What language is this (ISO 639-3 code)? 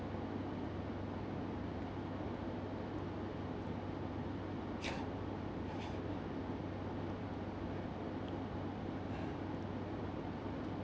eng